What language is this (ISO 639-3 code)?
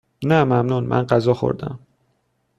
fas